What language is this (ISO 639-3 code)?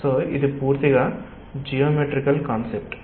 tel